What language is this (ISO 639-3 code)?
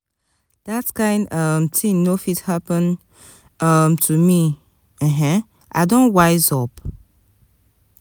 pcm